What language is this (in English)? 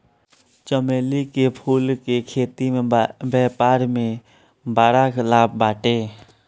Bhojpuri